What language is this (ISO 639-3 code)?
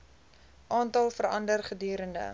afr